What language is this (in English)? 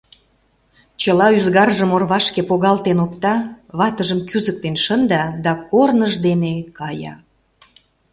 Mari